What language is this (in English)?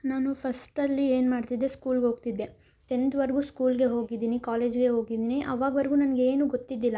Kannada